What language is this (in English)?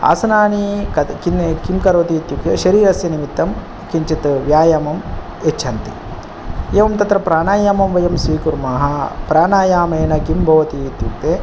Sanskrit